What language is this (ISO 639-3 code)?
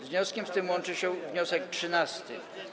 pol